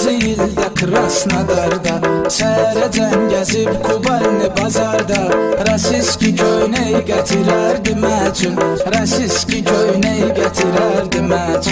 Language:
Azerbaijani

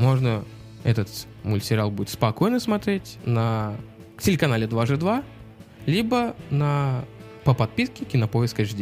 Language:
Russian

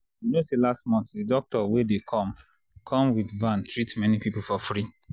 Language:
Nigerian Pidgin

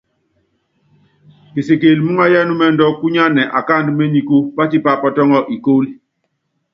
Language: Yangben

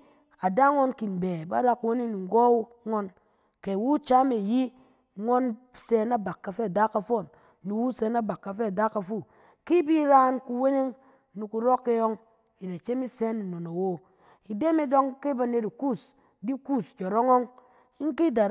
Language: Cen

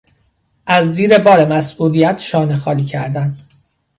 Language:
Persian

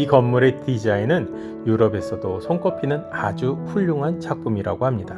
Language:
Korean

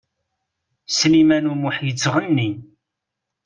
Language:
Kabyle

